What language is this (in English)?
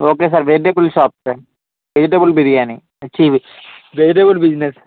Telugu